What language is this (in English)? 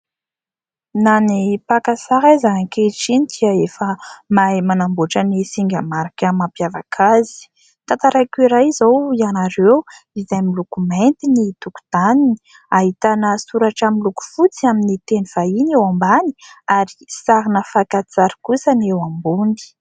Malagasy